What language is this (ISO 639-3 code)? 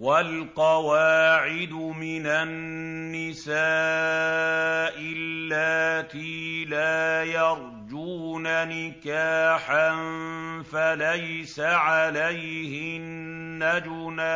ara